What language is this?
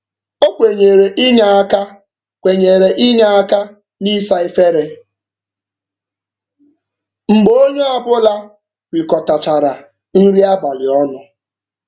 Igbo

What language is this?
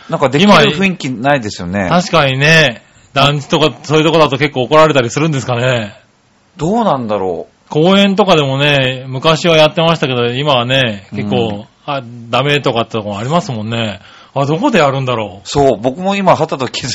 Japanese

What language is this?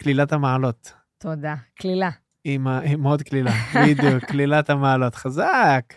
Hebrew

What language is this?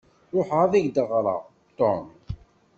Kabyle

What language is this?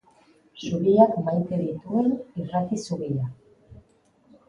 Basque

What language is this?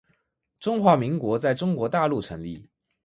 Chinese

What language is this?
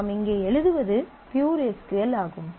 Tamil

